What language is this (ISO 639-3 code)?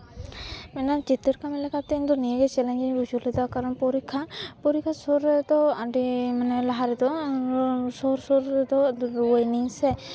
sat